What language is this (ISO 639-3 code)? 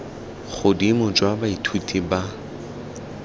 tsn